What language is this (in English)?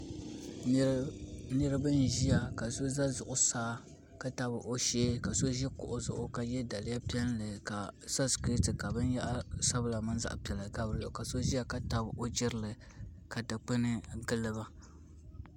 Dagbani